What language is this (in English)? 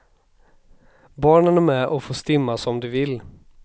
Swedish